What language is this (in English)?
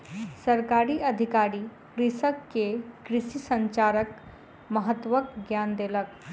Maithili